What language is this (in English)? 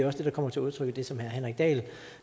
Danish